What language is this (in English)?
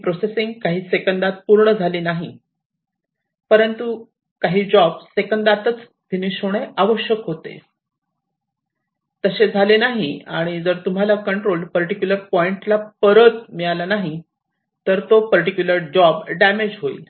Marathi